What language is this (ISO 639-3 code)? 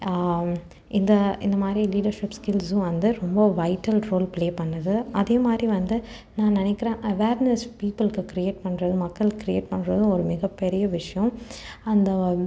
tam